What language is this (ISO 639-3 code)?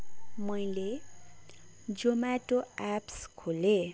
nep